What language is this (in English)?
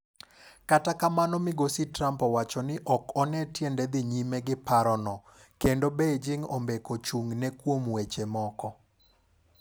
Luo (Kenya and Tanzania)